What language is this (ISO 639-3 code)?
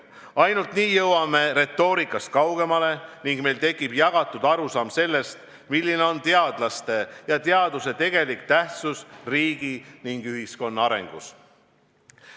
est